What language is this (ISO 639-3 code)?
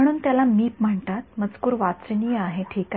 mar